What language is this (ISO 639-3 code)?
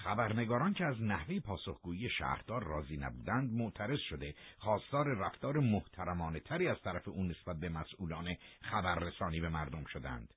fas